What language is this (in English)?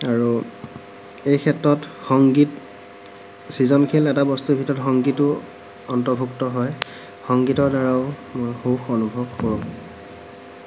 Assamese